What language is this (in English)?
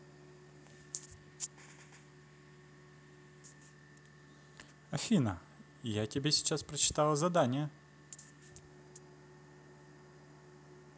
Russian